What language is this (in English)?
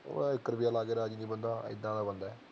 Punjabi